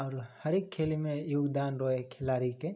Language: Maithili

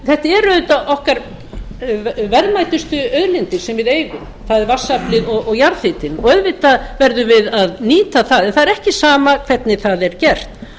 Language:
Icelandic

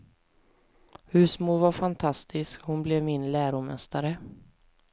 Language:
Swedish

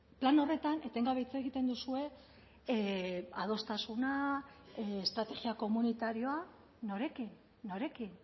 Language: Basque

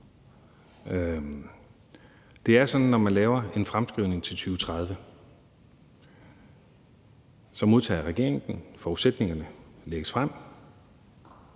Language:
Danish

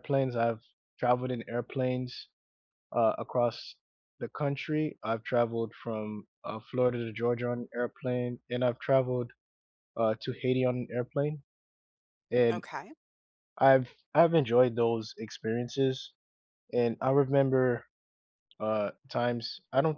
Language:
English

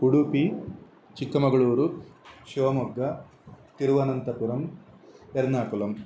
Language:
Sanskrit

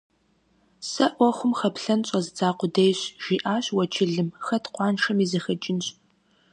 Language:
Kabardian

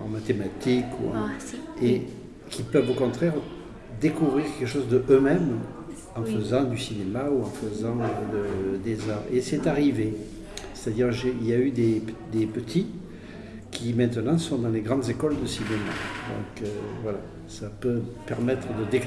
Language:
French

